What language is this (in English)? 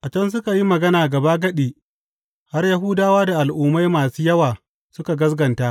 Hausa